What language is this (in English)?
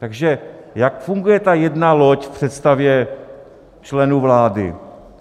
Czech